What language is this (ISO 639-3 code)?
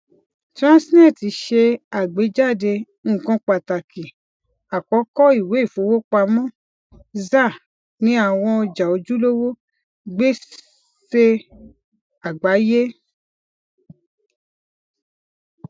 yor